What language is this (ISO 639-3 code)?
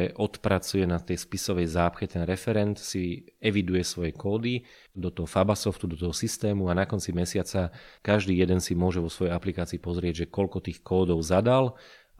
slk